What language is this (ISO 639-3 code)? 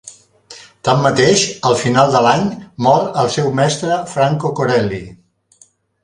cat